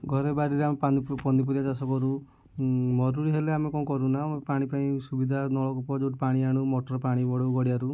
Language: Odia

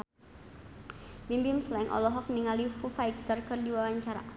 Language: Sundanese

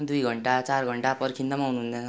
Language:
Nepali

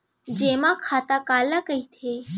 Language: Chhattisgarhi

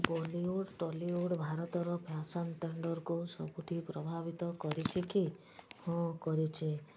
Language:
Odia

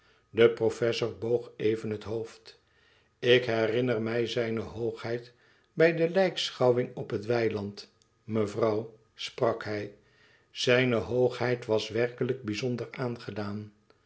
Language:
Dutch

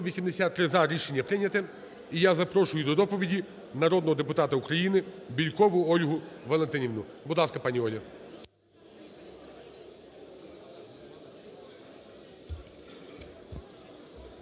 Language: Ukrainian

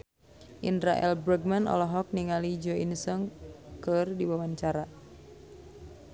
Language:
Sundanese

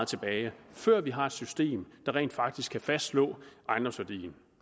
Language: Danish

